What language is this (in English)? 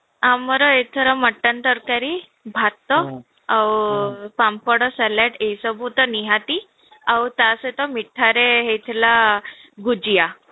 Odia